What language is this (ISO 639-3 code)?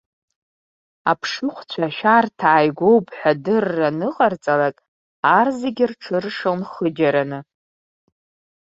abk